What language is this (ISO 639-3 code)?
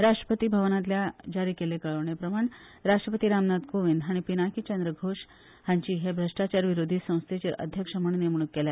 kok